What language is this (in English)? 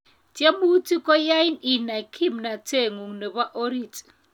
Kalenjin